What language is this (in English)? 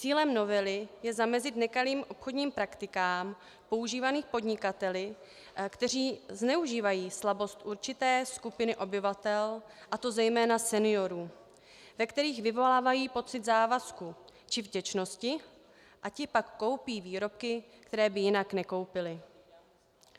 Czech